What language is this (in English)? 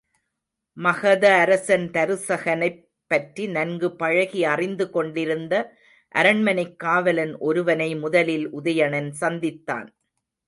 Tamil